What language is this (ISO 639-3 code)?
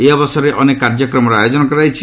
ori